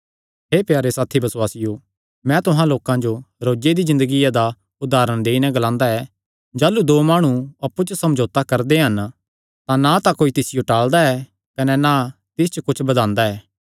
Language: Kangri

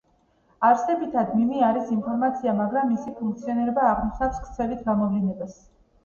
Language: Georgian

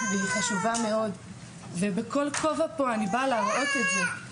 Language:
Hebrew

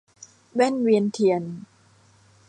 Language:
Thai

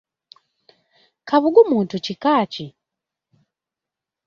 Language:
Ganda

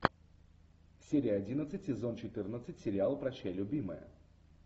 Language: Russian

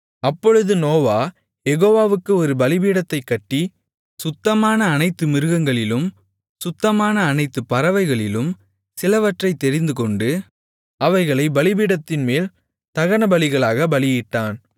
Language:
Tamil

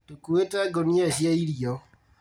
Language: Kikuyu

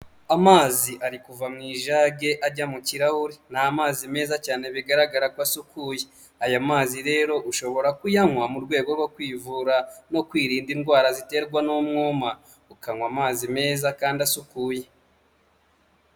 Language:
Kinyarwanda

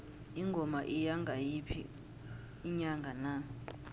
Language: South Ndebele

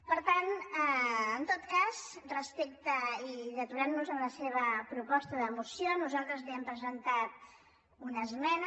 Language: Catalan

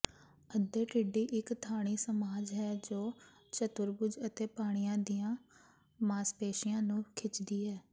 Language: Punjabi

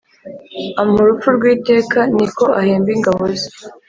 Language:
Kinyarwanda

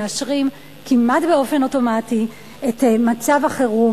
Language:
Hebrew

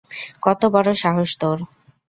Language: Bangla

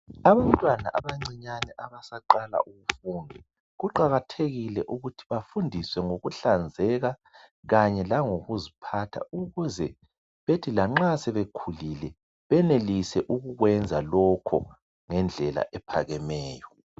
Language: North Ndebele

